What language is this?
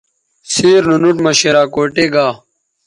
Bateri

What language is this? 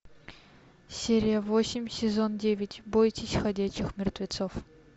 Russian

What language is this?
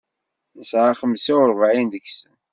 Kabyle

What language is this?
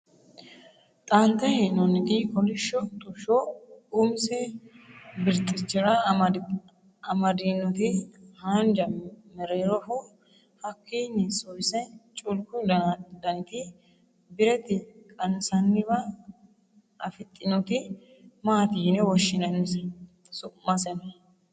Sidamo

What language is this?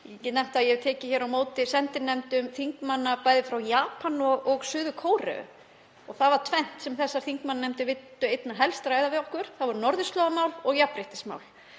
Icelandic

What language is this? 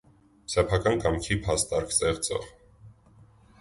Armenian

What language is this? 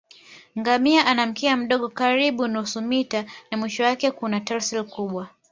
Swahili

